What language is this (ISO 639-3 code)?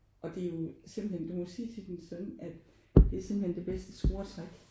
dan